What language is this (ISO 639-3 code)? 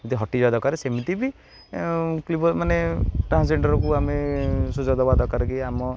ori